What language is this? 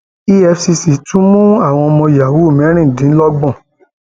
Yoruba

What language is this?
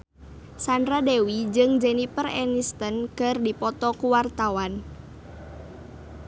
Sundanese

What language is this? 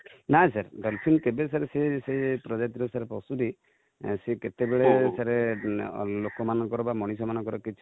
Odia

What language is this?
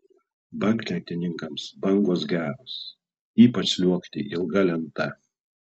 Lithuanian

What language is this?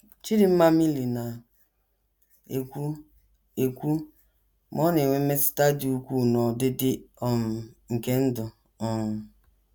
Igbo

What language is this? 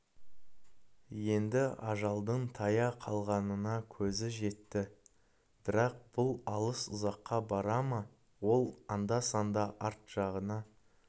Kazakh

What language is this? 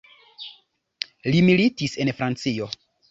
Esperanto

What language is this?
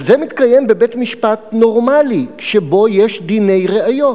Hebrew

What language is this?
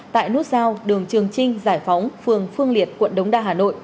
Vietnamese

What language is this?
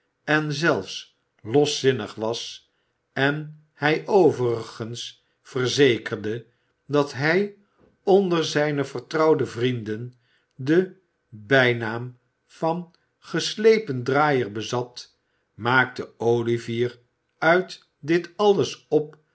Dutch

